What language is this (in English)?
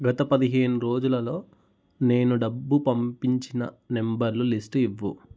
Telugu